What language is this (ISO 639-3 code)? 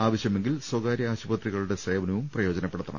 mal